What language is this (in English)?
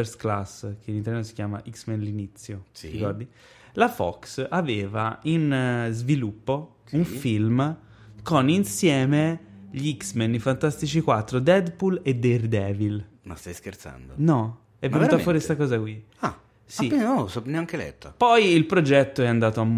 Italian